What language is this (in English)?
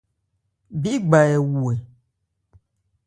Ebrié